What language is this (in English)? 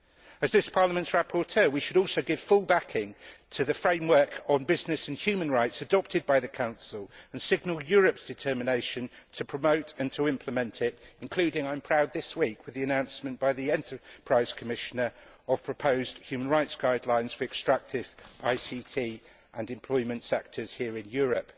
English